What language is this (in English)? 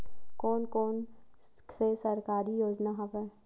Chhattisgarhi